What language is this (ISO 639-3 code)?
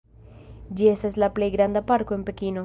epo